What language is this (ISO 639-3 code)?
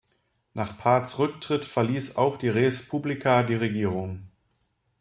deu